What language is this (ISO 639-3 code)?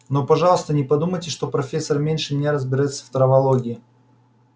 rus